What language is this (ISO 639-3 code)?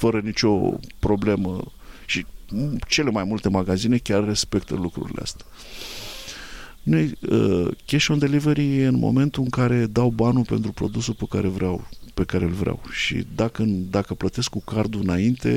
ron